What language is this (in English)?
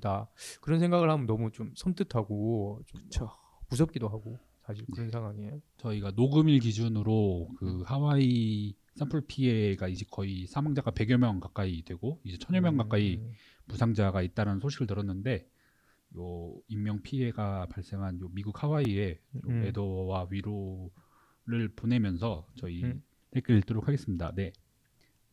Korean